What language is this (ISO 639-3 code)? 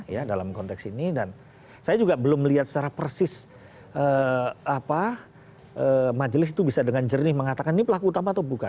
ind